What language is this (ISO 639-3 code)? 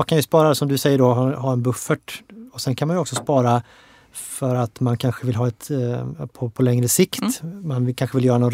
swe